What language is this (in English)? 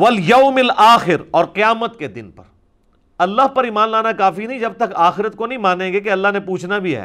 Urdu